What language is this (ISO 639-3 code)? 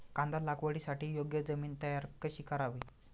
mar